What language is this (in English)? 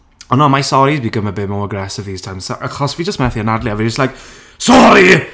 Welsh